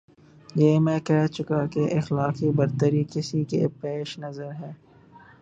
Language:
Urdu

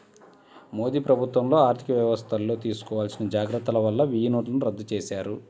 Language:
Telugu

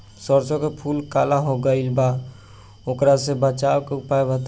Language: Bhojpuri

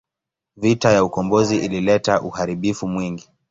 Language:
Swahili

